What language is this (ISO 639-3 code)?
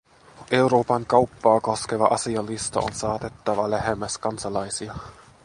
fin